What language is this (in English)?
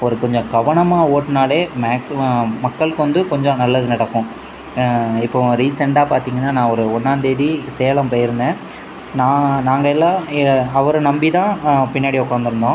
Tamil